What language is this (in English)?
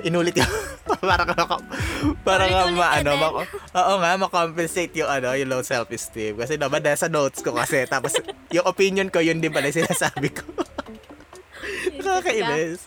Filipino